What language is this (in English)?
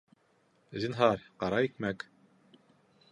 Bashkir